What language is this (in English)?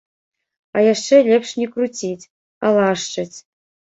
Belarusian